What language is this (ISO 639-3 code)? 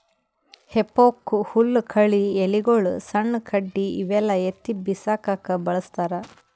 kan